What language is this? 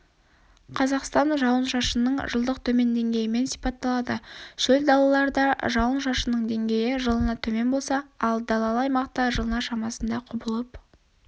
Kazakh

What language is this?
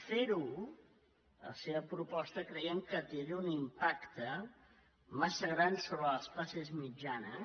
Catalan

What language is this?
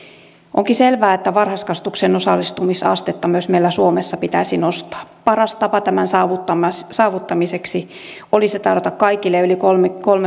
Finnish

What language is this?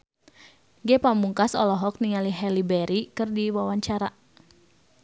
Sundanese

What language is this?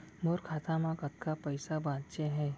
Chhattisgarhi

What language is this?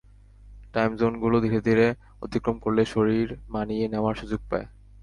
Bangla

